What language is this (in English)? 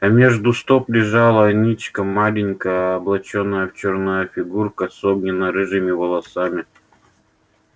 Russian